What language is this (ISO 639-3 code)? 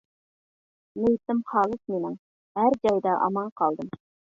uig